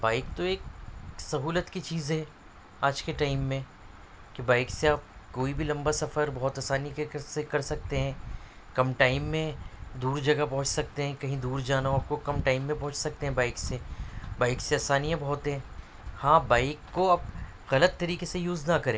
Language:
Urdu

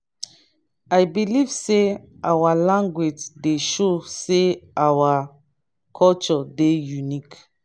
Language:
Nigerian Pidgin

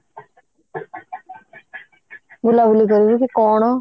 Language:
Odia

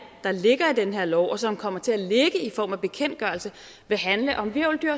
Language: Danish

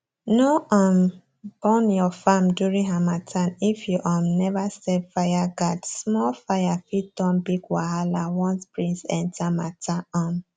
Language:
Nigerian Pidgin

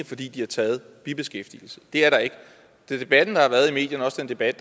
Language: Danish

